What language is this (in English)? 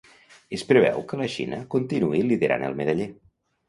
Catalan